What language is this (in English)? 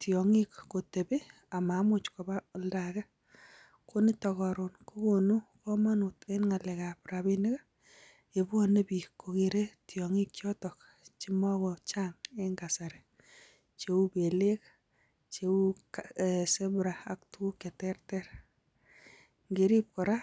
Kalenjin